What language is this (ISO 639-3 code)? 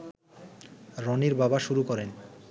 ben